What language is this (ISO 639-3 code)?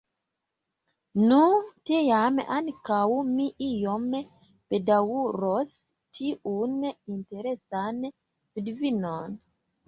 epo